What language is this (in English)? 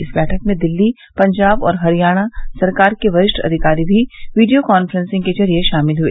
Hindi